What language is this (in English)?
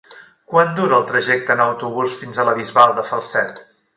Catalan